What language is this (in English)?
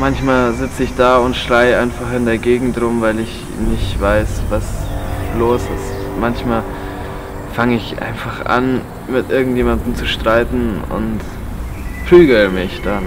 German